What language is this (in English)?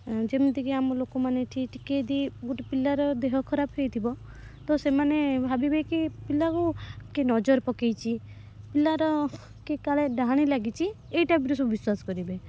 Odia